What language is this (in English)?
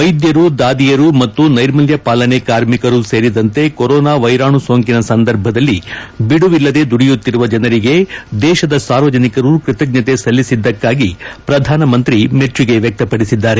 Kannada